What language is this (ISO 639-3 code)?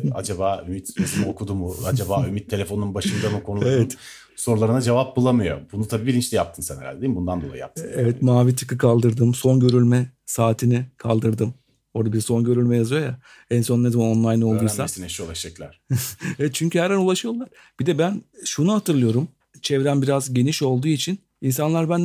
tur